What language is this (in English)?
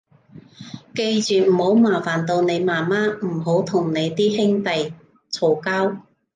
Cantonese